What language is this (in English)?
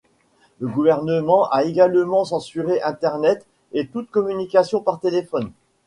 French